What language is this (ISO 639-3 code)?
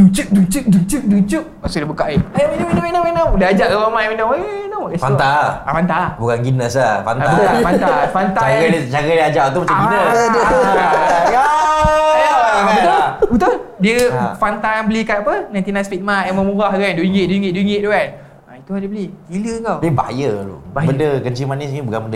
msa